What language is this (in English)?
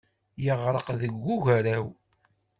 Kabyle